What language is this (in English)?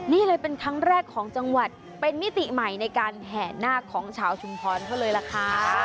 Thai